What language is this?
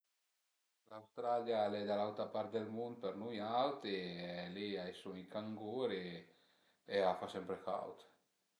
Piedmontese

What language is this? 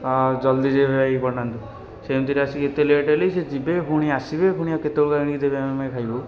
Odia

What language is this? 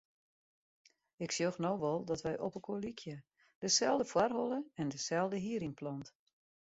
Western Frisian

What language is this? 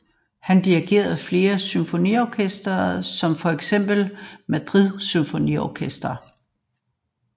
Danish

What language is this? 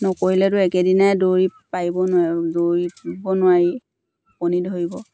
Assamese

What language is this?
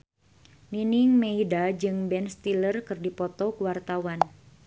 Sundanese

